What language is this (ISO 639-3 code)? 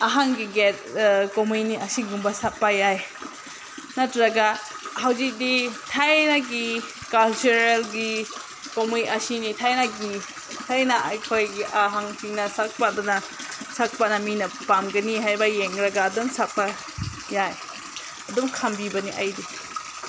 mni